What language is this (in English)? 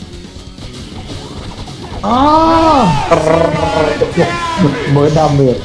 Thai